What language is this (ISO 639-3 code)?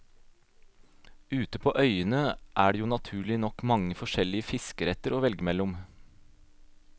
nor